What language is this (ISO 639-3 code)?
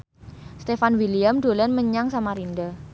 jav